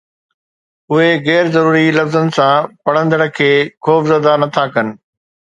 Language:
Sindhi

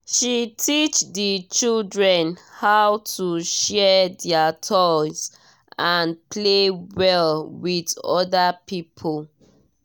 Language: Nigerian Pidgin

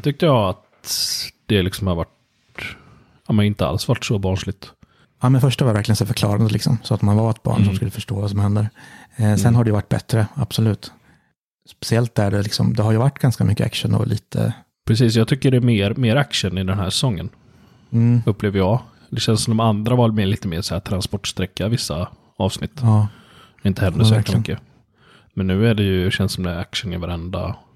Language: Swedish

